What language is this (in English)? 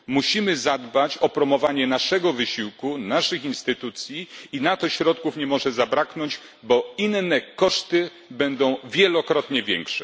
Polish